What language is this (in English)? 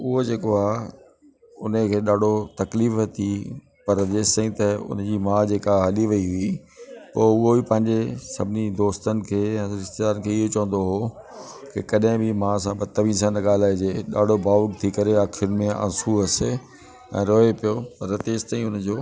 Sindhi